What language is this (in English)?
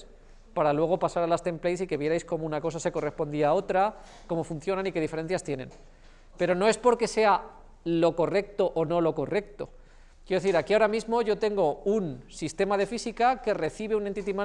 Spanish